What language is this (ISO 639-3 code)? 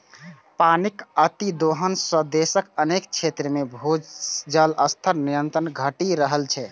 mai